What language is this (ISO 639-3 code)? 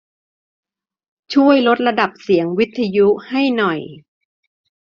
tha